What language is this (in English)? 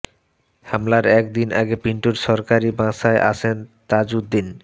Bangla